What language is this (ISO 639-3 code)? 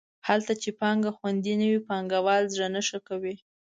pus